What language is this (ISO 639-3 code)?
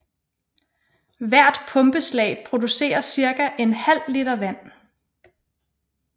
dan